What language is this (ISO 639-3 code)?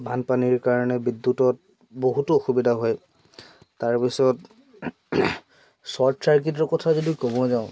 asm